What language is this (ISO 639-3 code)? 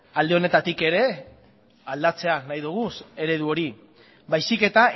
eus